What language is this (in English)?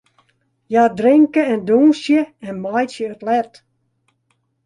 Western Frisian